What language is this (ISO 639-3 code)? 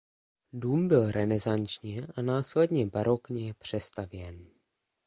ces